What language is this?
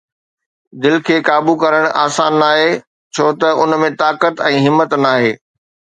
Sindhi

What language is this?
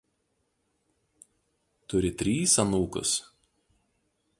Lithuanian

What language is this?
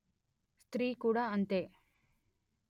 Telugu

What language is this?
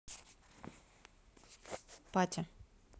Russian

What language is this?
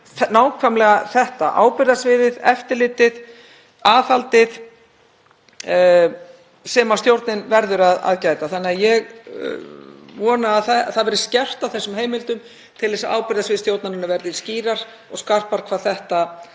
Icelandic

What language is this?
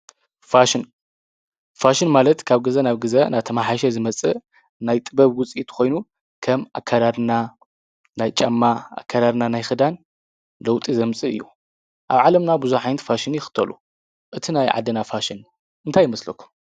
Tigrinya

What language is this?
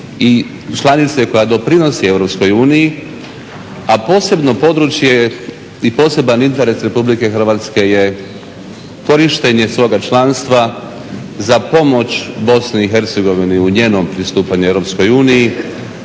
Croatian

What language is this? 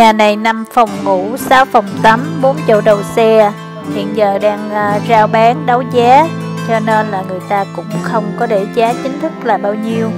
Vietnamese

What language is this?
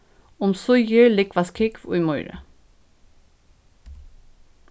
Faroese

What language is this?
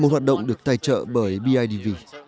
Vietnamese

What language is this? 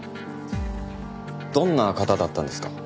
Japanese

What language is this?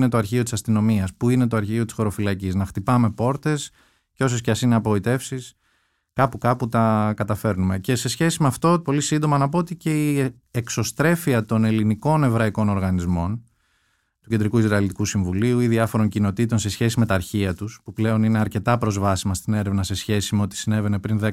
Greek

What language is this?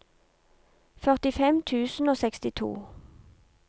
Norwegian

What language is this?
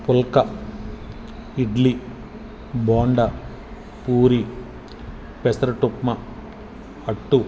Telugu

